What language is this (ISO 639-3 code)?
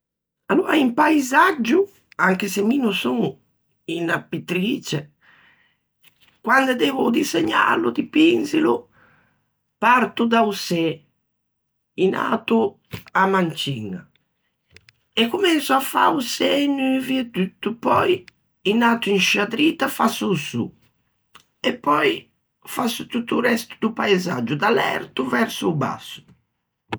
lij